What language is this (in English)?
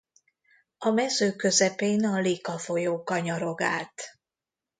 Hungarian